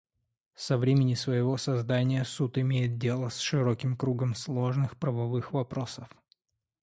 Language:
Russian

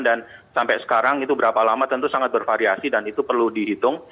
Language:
Indonesian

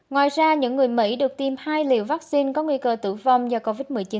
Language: Vietnamese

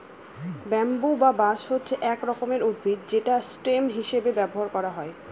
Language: Bangla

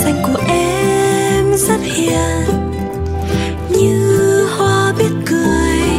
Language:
Vietnamese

